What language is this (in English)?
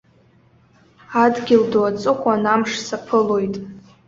Abkhazian